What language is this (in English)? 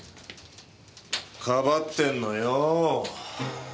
Japanese